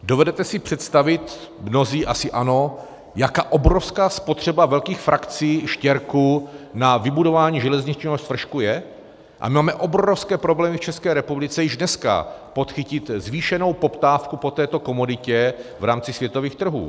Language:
Czech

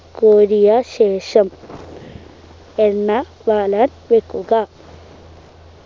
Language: Malayalam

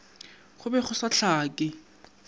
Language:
Northern Sotho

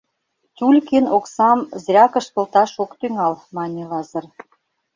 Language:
Mari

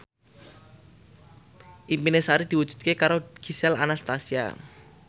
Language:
Javanese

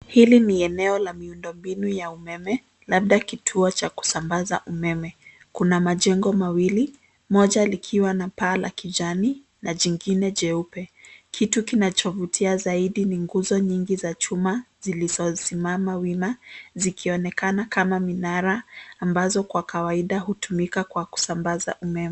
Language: Swahili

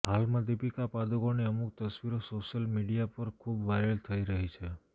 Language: Gujarati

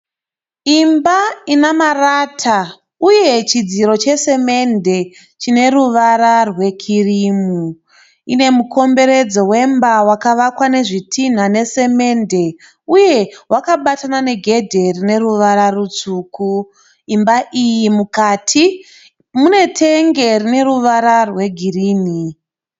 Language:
Shona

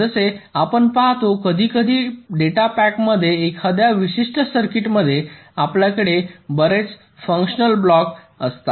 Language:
Marathi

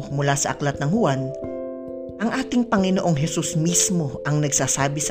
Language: Filipino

